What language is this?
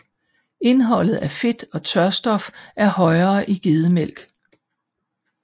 Danish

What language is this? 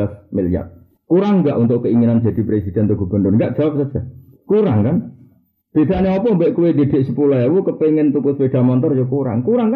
Malay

